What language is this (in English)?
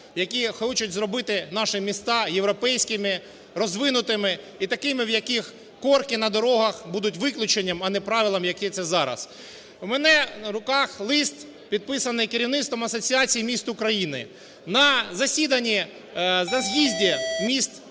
Ukrainian